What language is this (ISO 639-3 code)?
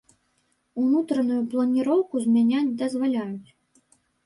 bel